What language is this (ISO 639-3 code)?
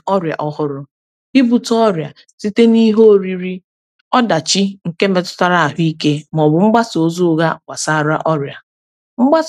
ibo